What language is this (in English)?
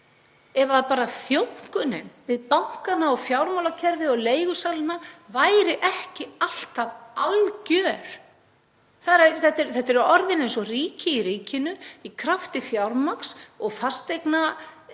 Icelandic